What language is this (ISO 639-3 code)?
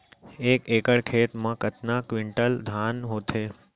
hne